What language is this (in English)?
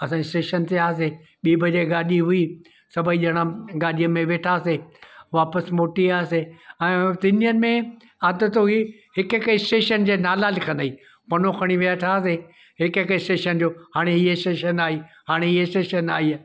Sindhi